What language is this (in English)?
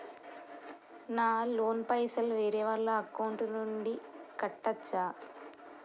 Telugu